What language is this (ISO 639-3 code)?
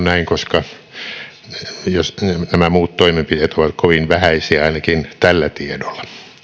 fin